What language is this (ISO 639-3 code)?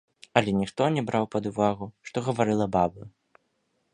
bel